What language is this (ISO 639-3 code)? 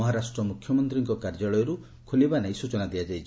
ori